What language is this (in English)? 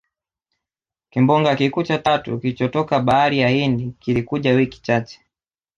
Swahili